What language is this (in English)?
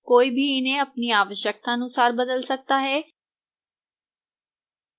Hindi